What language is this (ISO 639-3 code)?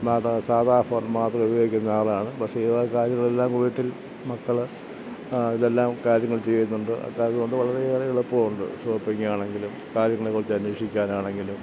mal